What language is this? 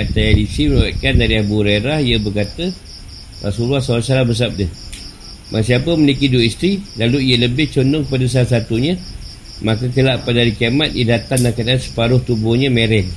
Malay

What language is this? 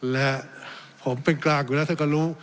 Thai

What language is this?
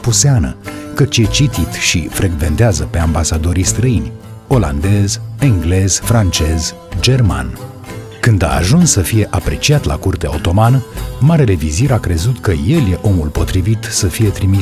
Romanian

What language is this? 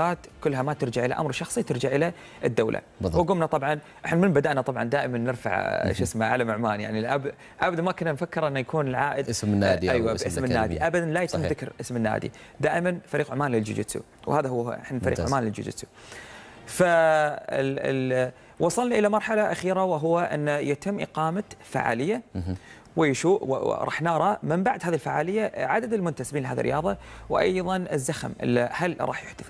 Arabic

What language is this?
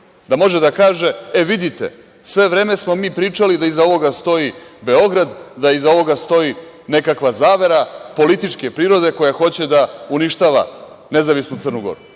Serbian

